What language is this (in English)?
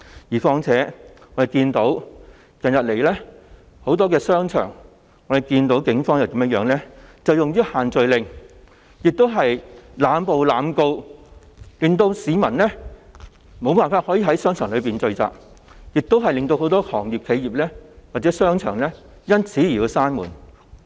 Cantonese